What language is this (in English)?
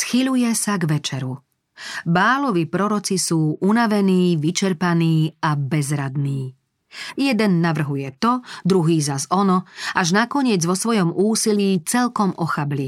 Slovak